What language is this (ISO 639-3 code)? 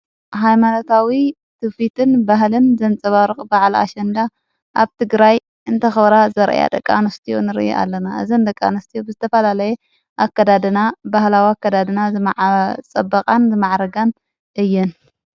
tir